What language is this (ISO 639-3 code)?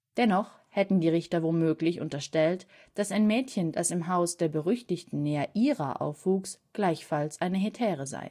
deu